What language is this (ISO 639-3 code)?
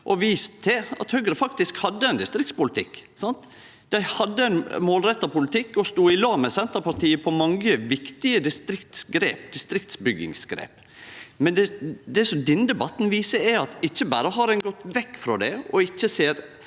nor